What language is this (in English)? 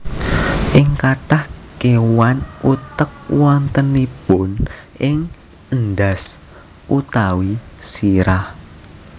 Javanese